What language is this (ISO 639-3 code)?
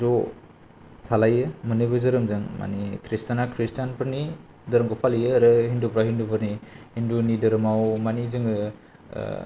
brx